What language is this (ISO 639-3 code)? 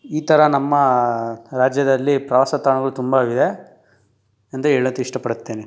kan